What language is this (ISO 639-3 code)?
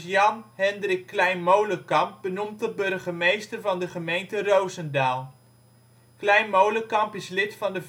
nld